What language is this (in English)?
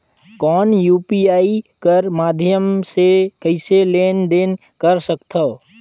Chhattisgarhi